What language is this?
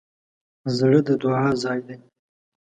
Pashto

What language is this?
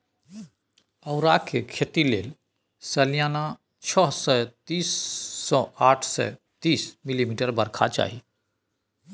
Maithili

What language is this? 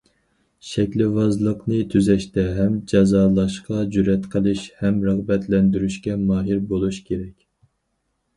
Uyghur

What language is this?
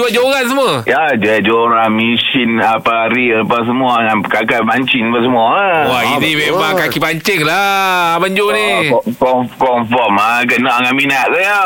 Malay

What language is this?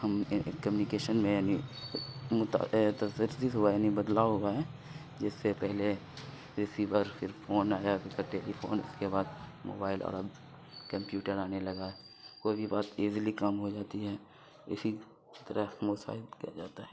Urdu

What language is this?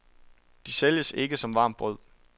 Danish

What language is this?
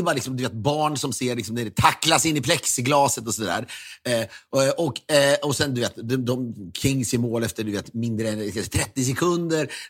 Swedish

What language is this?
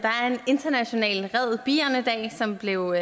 Danish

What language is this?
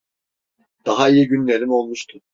Turkish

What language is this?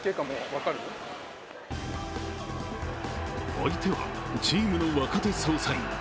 Japanese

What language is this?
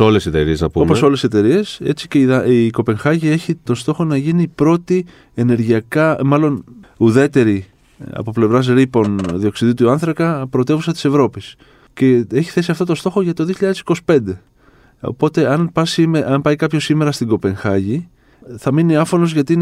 Greek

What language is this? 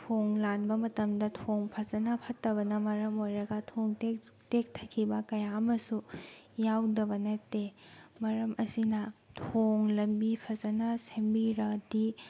Manipuri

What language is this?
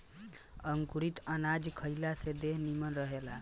Bhojpuri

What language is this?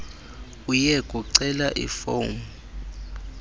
Xhosa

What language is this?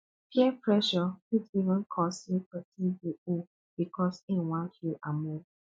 Nigerian Pidgin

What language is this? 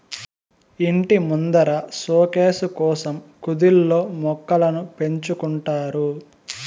Telugu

